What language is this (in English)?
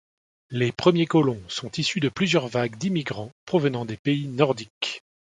French